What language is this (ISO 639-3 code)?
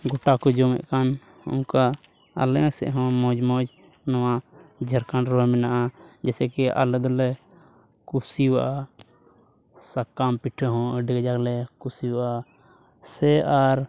sat